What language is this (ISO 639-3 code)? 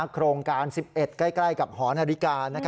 tha